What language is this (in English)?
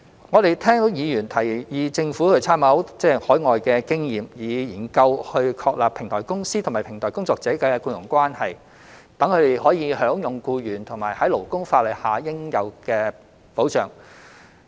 Cantonese